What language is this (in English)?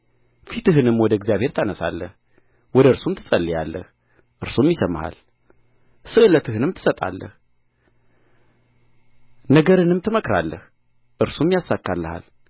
Amharic